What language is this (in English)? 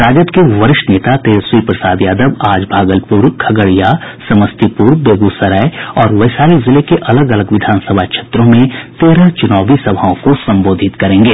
Hindi